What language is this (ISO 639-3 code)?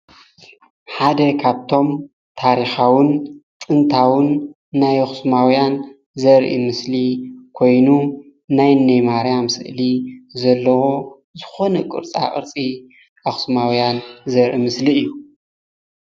tir